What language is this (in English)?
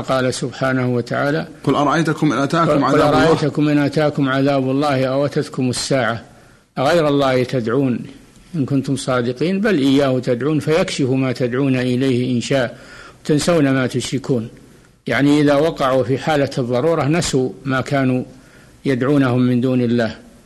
Arabic